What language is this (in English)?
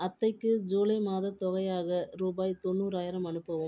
Tamil